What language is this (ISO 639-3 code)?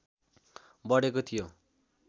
nep